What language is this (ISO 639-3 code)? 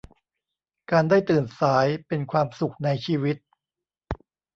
tha